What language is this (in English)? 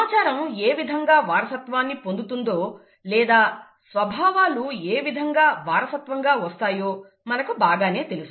Telugu